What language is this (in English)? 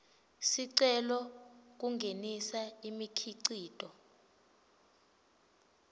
Swati